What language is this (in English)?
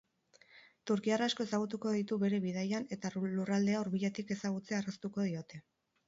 Basque